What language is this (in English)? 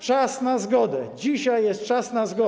Polish